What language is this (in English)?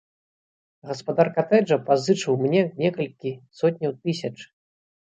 Belarusian